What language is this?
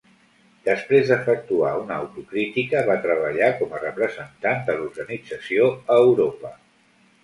Catalan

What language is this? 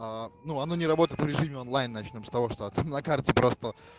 Russian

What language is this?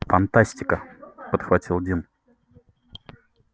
Russian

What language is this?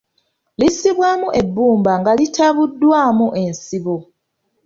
Ganda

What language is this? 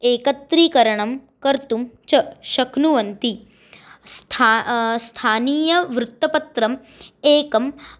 Sanskrit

